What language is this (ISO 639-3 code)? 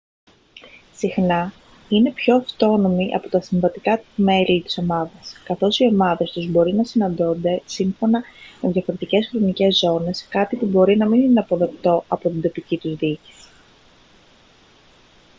ell